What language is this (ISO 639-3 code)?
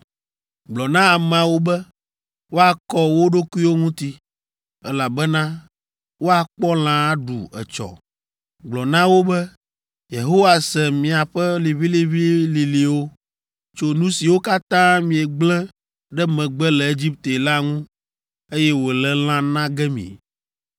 ewe